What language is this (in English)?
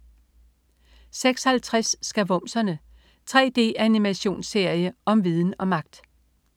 Danish